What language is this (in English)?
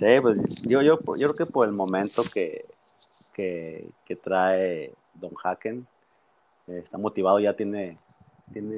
Spanish